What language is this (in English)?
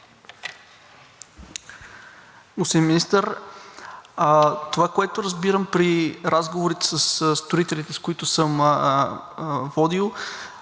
Bulgarian